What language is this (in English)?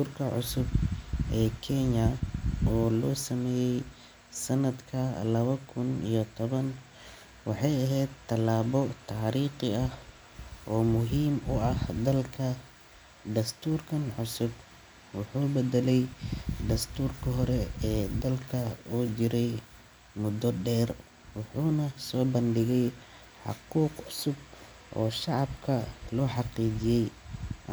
Somali